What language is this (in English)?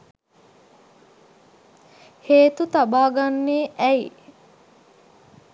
Sinhala